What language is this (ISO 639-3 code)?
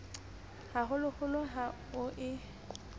sot